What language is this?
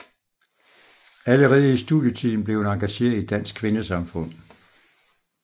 Danish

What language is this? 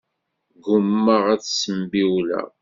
Kabyle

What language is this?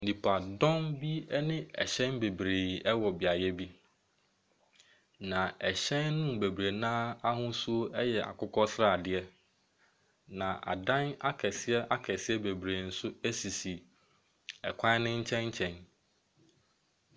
Akan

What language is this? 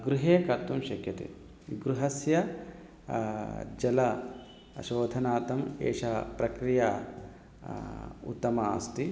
Sanskrit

